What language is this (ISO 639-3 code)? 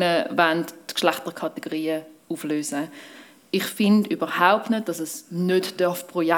deu